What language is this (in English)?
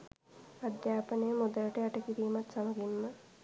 Sinhala